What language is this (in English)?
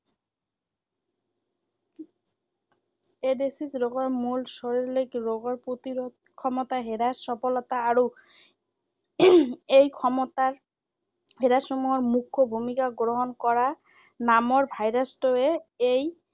Assamese